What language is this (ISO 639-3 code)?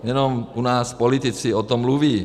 ces